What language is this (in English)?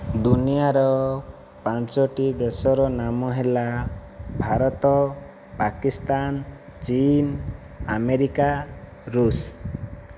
Odia